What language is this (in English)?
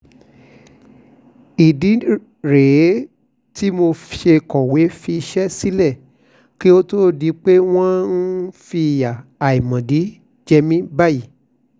Yoruba